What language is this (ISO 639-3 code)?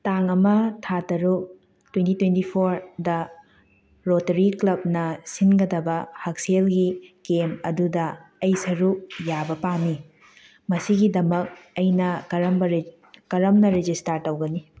mni